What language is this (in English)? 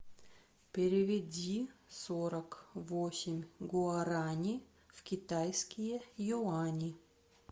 Russian